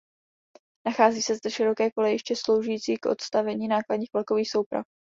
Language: Czech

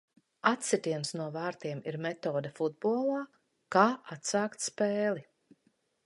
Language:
Latvian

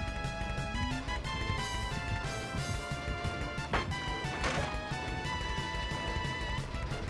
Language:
Japanese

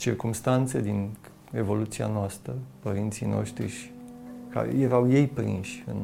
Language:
Romanian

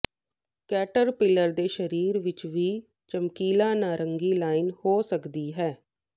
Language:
Punjabi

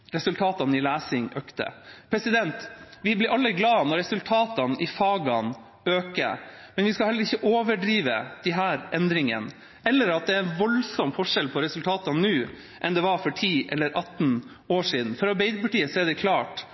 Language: Norwegian Bokmål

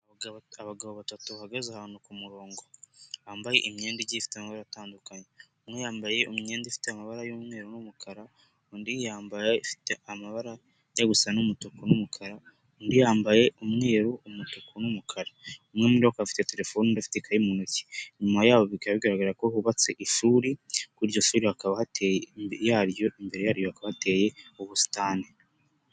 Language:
Kinyarwanda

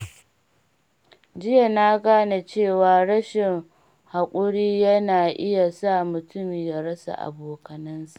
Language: Hausa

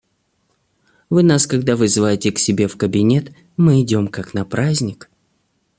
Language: Russian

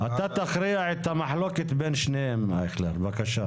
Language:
Hebrew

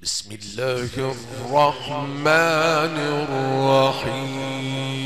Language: Arabic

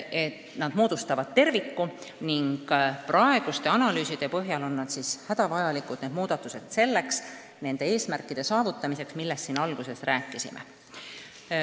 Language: Estonian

